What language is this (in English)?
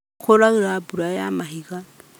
Kikuyu